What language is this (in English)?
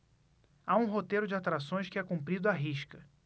Portuguese